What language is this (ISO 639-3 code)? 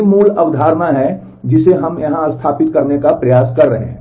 hin